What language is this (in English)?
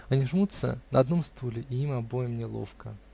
Russian